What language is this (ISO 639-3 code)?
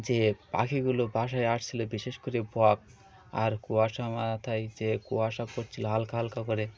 ben